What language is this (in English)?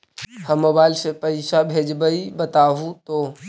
Magahi